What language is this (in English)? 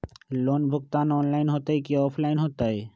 Magahi